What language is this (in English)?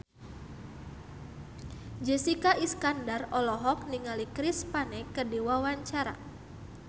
Sundanese